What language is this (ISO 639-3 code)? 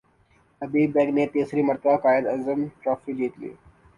urd